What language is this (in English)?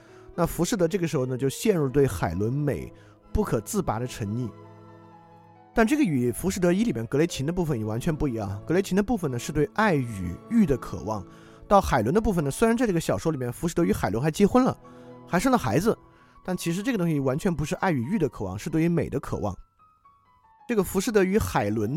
Chinese